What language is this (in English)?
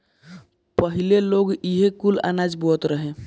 Bhojpuri